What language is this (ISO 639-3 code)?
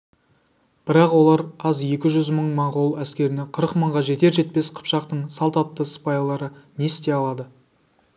kaz